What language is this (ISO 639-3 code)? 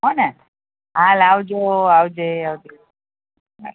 guj